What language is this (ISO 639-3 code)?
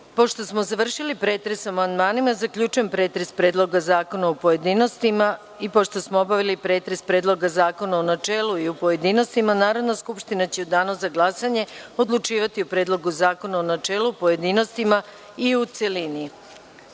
srp